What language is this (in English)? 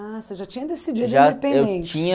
Portuguese